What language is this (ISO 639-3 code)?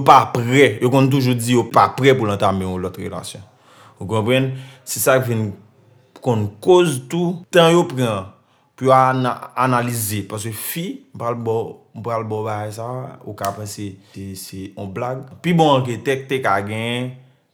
fra